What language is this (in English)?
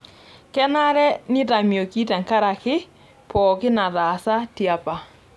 Masai